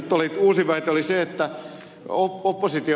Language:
Finnish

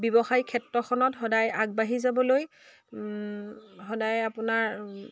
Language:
Assamese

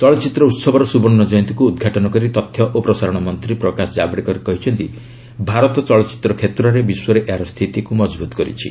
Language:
Odia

